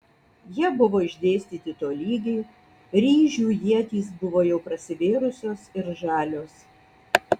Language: Lithuanian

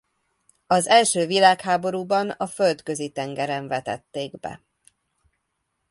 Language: Hungarian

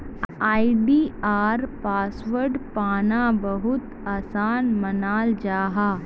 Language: Magahi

